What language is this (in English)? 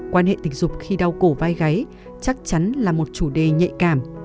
Vietnamese